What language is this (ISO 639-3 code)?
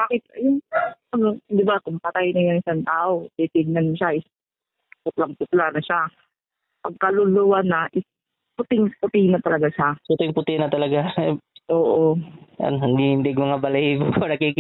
fil